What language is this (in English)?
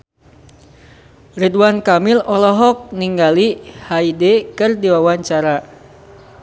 Sundanese